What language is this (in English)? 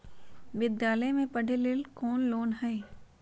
Magahi